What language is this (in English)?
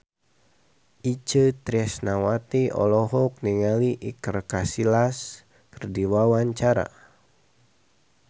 Sundanese